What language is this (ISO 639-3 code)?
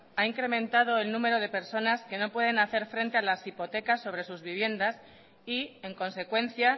spa